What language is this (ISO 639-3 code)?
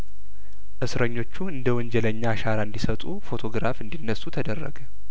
amh